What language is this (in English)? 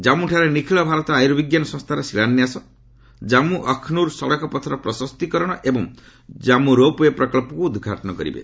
Odia